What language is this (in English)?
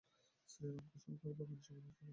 Bangla